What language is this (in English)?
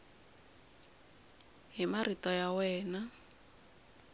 Tsonga